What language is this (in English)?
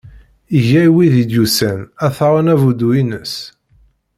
Kabyle